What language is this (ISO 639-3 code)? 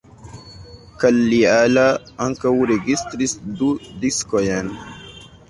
epo